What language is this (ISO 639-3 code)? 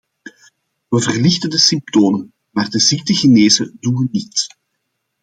nld